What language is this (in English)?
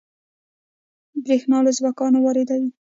Pashto